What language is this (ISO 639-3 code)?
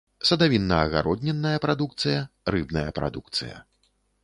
bel